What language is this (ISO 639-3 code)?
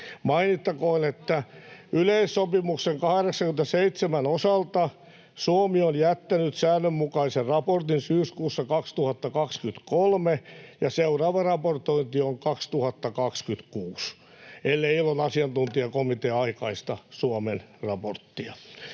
fin